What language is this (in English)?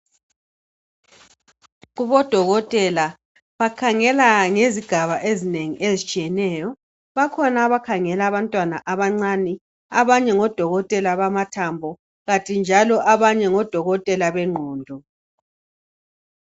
North Ndebele